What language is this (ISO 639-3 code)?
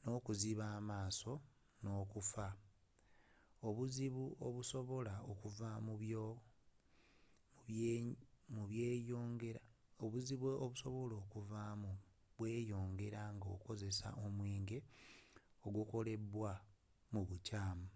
lug